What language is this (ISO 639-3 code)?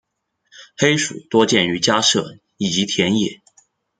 zho